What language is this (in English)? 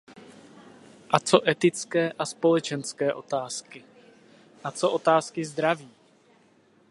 Czech